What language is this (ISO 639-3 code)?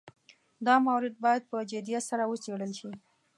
pus